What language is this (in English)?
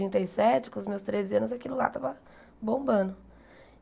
Portuguese